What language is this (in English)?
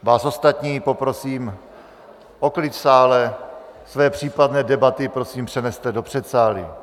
Czech